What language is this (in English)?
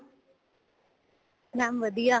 Punjabi